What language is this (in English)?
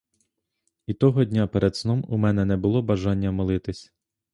Ukrainian